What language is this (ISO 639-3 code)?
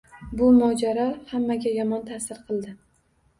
uzb